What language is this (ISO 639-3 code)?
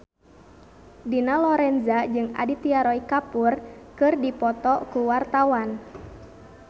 sun